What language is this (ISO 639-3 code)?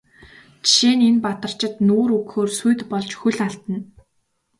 mon